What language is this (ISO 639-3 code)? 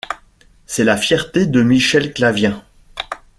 fra